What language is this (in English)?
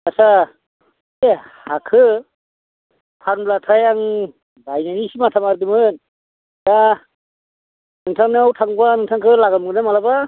Bodo